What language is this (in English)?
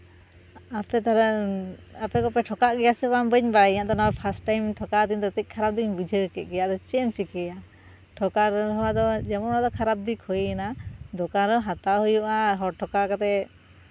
Santali